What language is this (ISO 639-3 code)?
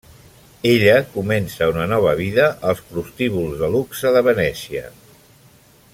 cat